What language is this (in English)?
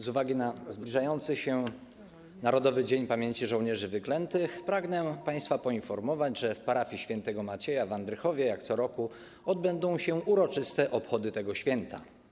Polish